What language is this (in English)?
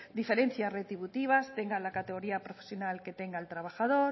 Spanish